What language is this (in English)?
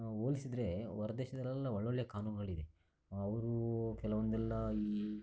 Kannada